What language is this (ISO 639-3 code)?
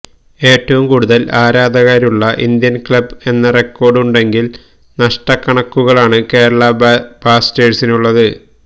mal